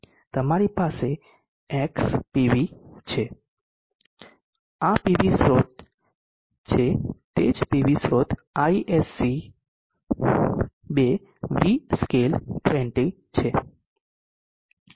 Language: Gujarati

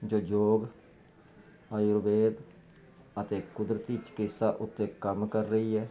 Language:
Punjabi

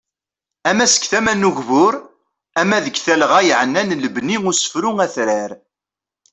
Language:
Kabyle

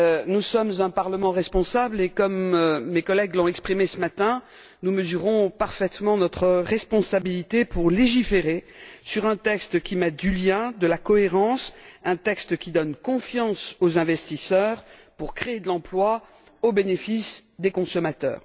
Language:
French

